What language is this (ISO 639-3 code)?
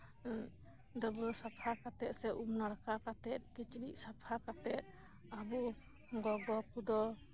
sat